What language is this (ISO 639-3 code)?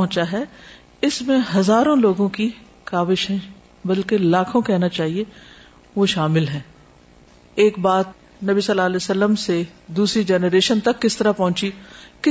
urd